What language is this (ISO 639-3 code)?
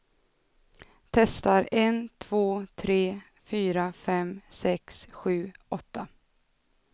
swe